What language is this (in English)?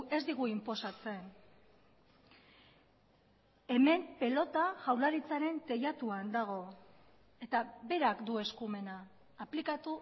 Basque